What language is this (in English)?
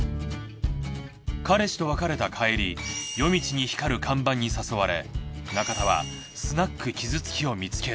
Japanese